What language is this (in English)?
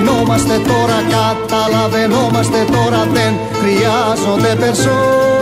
Greek